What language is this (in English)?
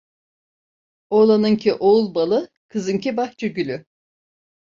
Turkish